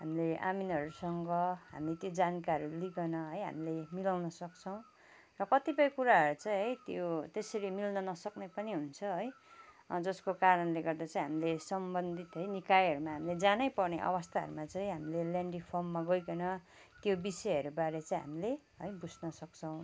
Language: Nepali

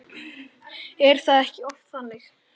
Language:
Icelandic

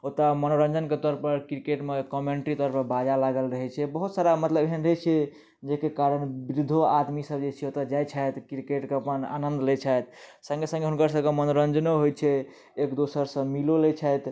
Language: Maithili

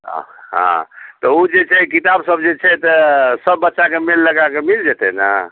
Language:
Maithili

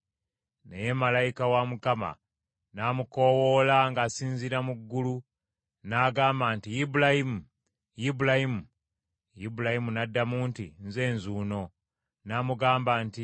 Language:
Ganda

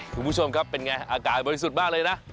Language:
Thai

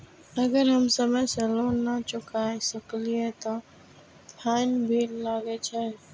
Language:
Maithili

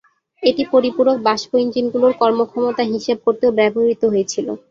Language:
Bangla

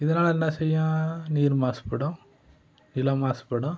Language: Tamil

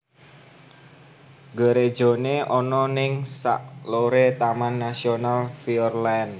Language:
Javanese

